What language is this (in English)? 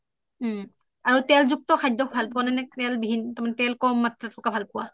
Assamese